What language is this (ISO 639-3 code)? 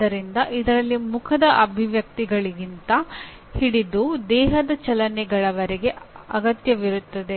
kan